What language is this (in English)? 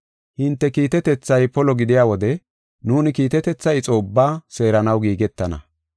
Gofa